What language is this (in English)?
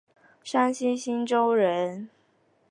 Chinese